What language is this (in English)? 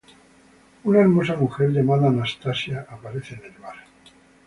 Spanish